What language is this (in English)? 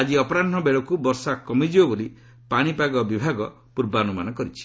Odia